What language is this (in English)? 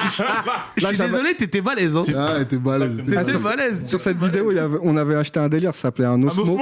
French